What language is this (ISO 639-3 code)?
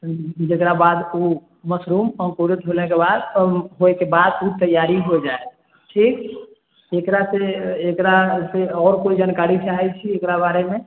mai